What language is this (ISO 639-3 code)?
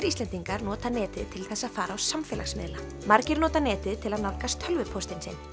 isl